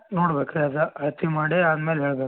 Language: Kannada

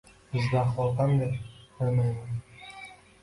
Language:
Uzbek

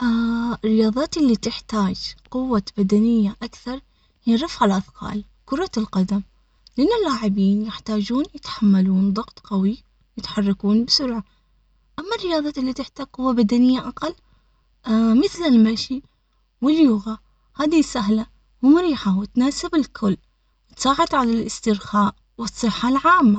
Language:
Omani Arabic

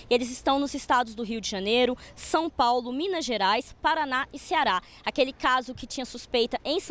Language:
Portuguese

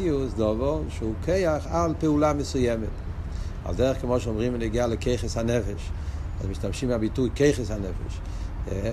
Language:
Hebrew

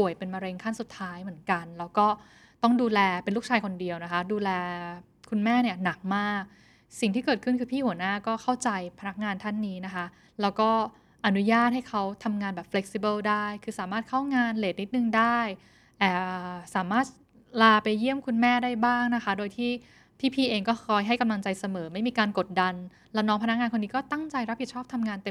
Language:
Thai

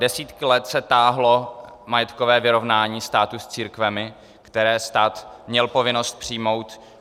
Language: Czech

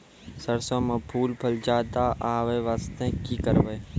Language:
Maithili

